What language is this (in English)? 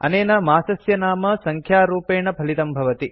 Sanskrit